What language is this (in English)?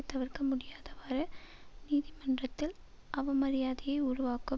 Tamil